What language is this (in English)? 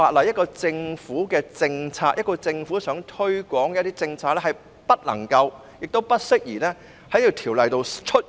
Cantonese